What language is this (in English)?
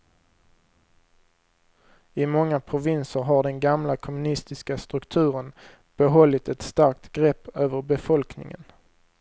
Swedish